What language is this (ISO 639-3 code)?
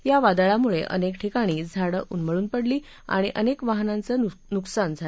mar